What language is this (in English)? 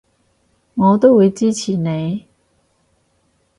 Cantonese